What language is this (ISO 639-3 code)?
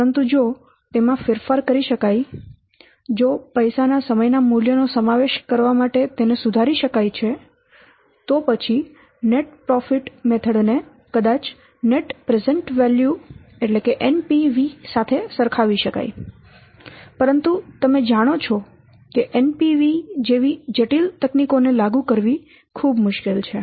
guj